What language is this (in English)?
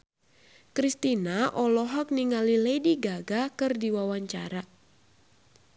Sundanese